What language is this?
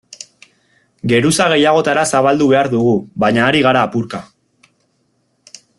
Basque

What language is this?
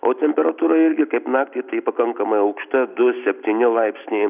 Lithuanian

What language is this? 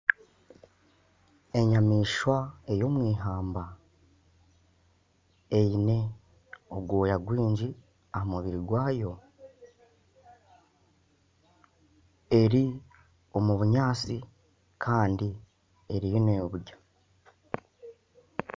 Nyankole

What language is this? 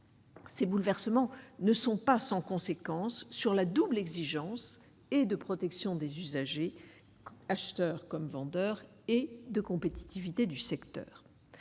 French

